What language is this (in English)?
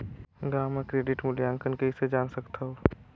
Chhattisgarhi